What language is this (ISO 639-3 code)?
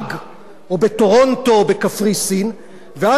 heb